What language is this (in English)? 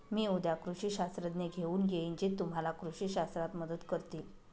Marathi